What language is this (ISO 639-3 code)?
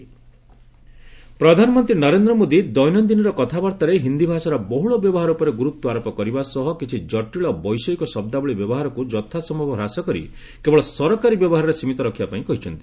ori